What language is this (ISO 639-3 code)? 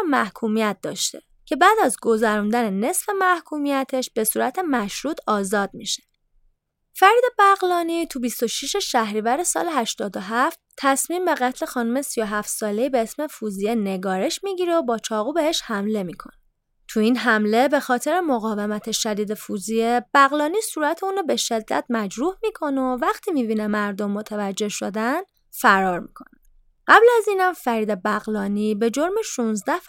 fas